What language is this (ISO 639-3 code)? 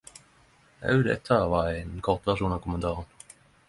nno